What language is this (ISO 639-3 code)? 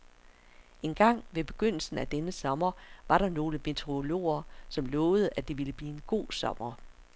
dan